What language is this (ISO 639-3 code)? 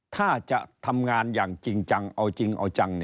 tha